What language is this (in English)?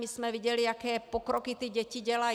Czech